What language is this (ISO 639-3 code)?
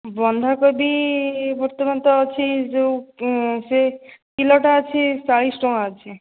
ori